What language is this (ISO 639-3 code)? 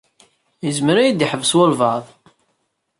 kab